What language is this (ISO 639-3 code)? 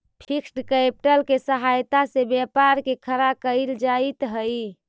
mag